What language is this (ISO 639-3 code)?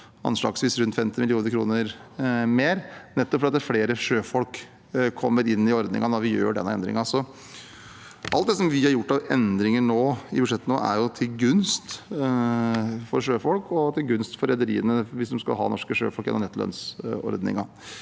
nor